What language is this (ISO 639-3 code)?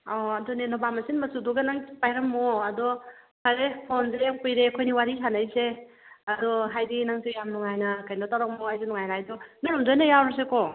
mni